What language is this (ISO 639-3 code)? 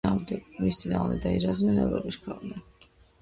kat